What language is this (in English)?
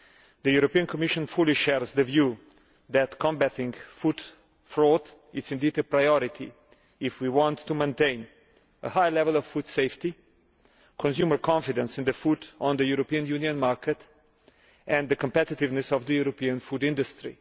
English